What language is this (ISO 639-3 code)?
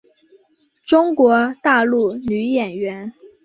zho